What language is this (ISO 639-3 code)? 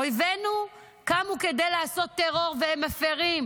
heb